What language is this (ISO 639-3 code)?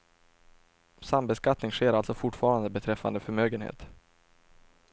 swe